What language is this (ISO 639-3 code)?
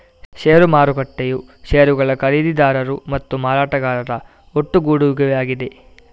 kan